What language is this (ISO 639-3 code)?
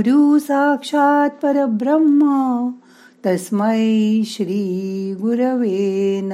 mar